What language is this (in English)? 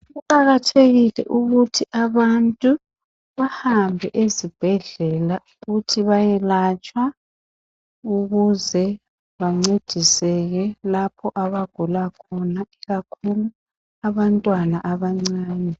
North Ndebele